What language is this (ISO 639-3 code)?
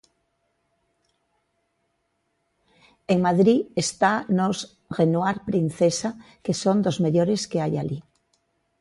glg